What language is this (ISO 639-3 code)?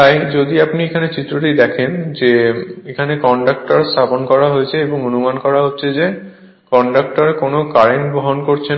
ben